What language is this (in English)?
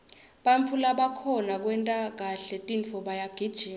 Swati